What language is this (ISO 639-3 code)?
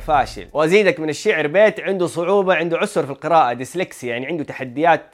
ara